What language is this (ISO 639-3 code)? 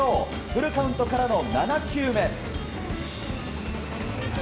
jpn